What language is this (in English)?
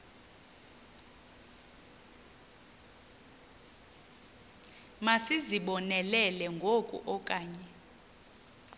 Xhosa